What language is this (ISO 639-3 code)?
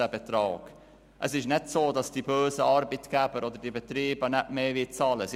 gsw